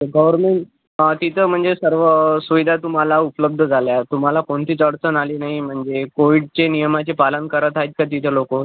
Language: Marathi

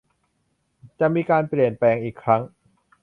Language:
Thai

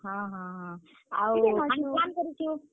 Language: Odia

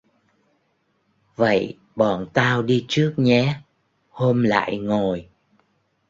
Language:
Vietnamese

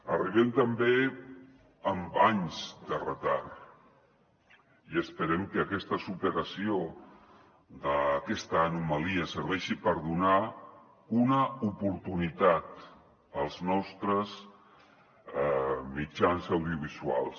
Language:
Catalan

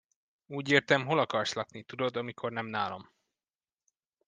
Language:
Hungarian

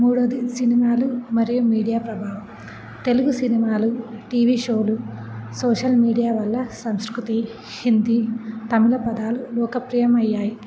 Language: Telugu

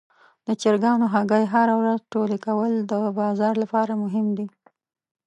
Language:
Pashto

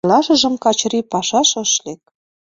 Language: Mari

